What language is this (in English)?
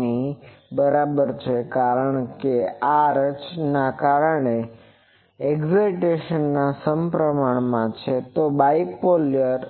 Gujarati